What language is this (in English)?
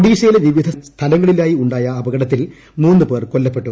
Malayalam